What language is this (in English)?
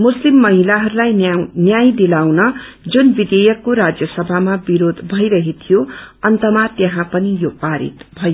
Nepali